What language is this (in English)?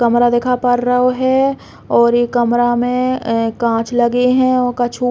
Bundeli